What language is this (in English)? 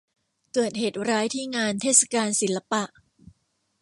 Thai